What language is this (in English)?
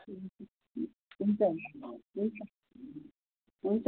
Nepali